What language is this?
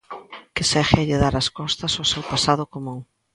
Galician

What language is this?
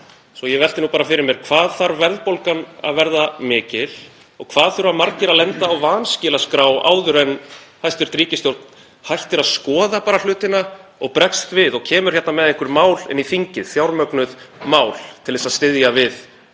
Icelandic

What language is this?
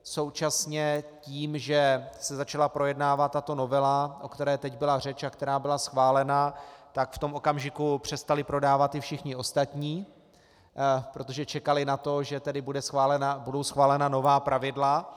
Czech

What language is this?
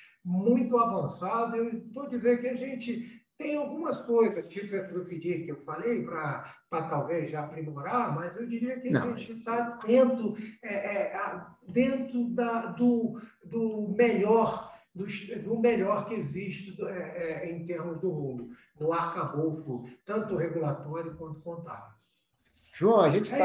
Portuguese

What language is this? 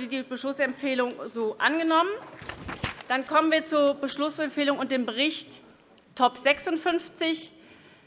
German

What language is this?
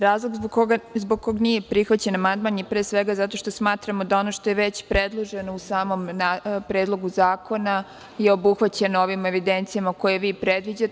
Serbian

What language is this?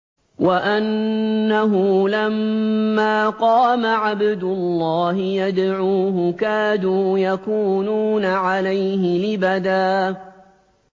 Arabic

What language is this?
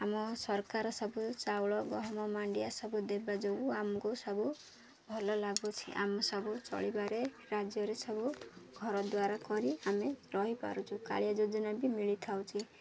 Odia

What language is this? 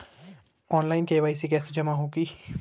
Hindi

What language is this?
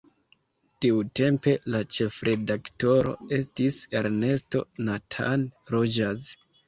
Esperanto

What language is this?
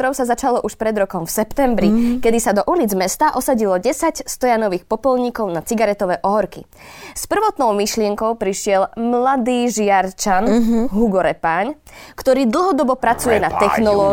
Slovak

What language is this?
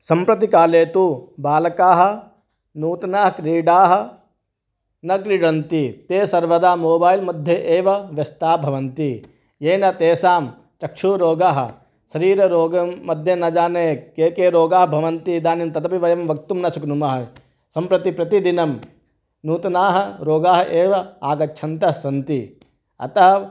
Sanskrit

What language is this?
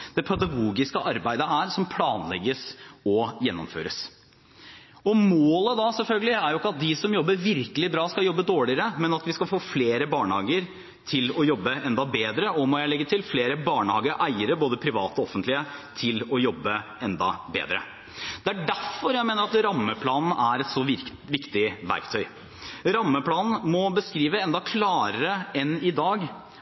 Norwegian Bokmål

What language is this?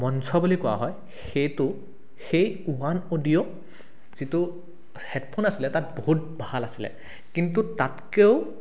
Assamese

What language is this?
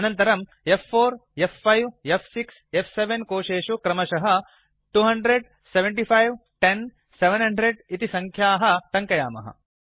Sanskrit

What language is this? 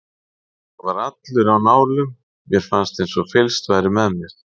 Icelandic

